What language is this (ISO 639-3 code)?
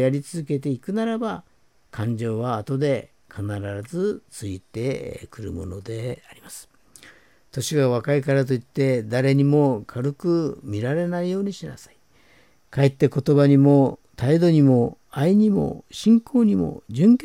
jpn